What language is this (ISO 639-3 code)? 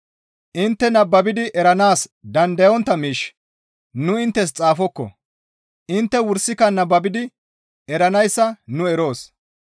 gmv